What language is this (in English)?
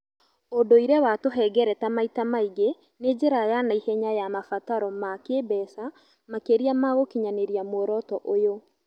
Kikuyu